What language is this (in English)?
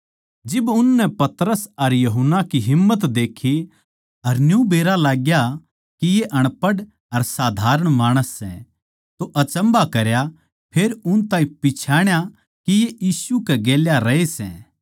Haryanvi